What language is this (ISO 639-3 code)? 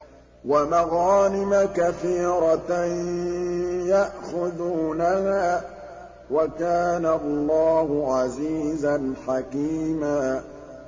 ara